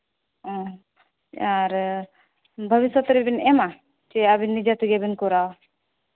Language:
Santali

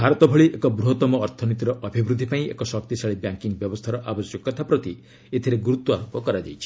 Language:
Odia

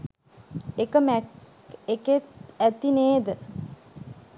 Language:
Sinhala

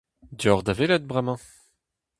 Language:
Breton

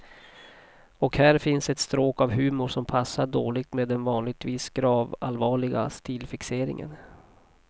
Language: Swedish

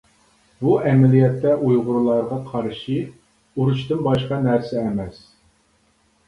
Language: Uyghur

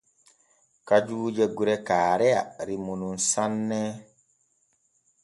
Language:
Borgu Fulfulde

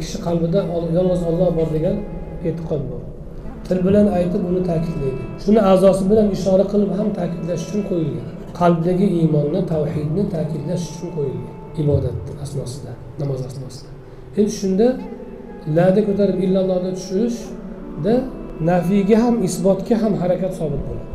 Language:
Turkish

